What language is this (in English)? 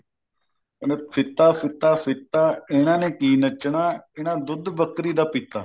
Punjabi